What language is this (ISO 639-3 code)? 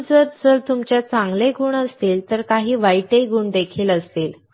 mar